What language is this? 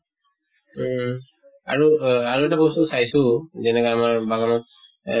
Assamese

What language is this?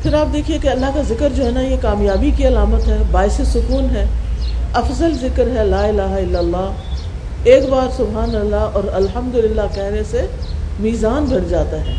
Urdu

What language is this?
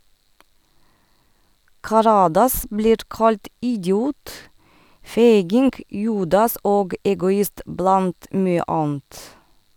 Norwegian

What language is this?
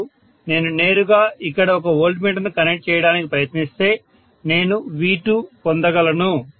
Telugu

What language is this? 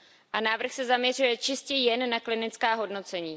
Czech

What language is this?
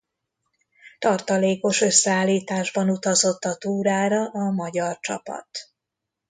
Hungarian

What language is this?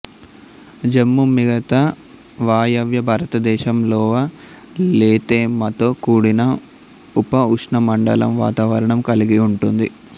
Telugu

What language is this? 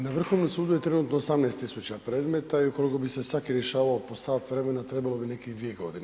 Croatian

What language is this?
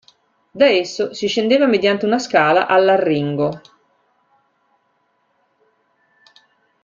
Italian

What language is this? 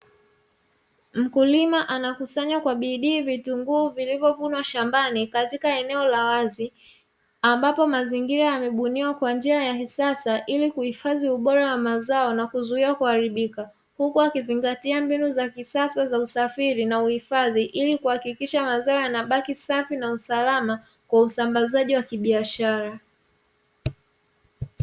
Swahili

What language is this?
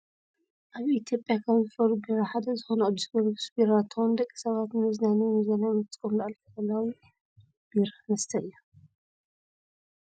Tigrinya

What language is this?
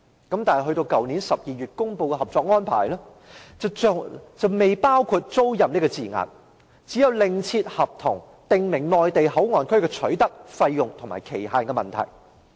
Cantonese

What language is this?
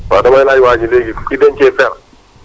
Wolof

